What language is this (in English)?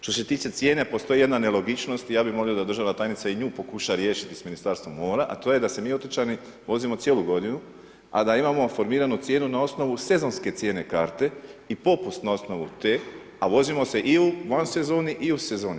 Croatian